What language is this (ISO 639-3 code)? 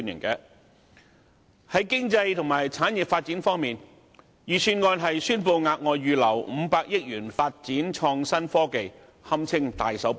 yue